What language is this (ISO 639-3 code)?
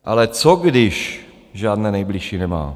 ces